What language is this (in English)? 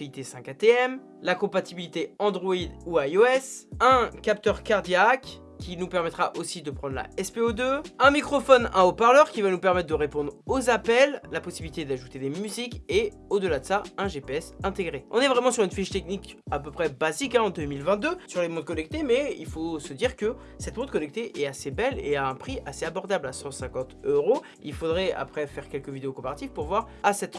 French